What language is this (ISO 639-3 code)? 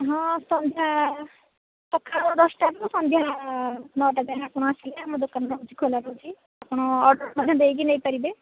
ori